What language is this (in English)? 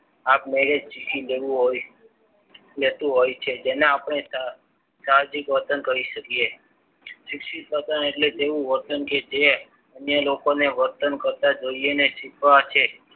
Gujarati